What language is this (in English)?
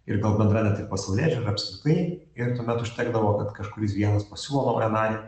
Lithuanian